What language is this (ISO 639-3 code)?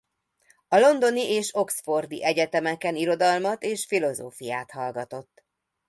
hun